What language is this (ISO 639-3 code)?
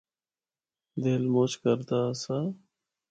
hno